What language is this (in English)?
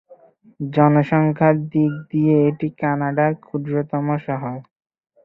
Bangla